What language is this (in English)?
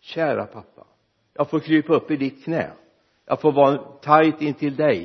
Swedish